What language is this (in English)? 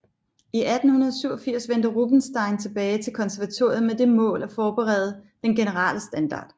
Danish